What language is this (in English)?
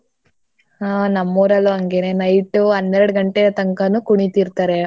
Kannada